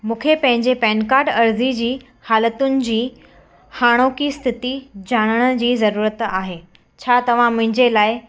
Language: Sindhi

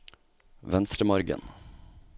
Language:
Norwegian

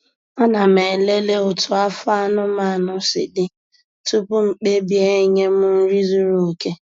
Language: Igbo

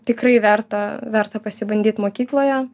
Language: Lithuanian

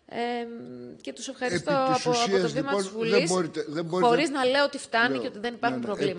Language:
Greek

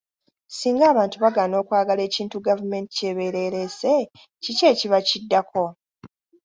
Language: Ganda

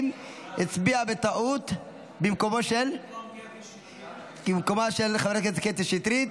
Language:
Hebrew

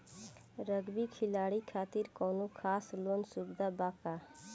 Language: Bhojpuri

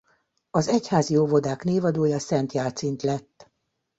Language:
Hungarian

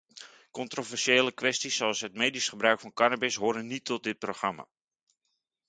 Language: Dutch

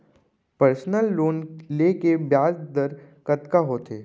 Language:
Chhattisgarhi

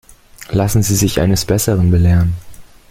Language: German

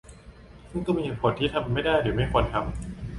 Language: Thai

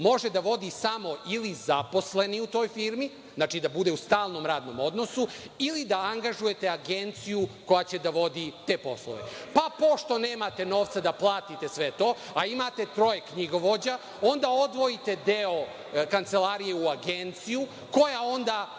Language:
Serbian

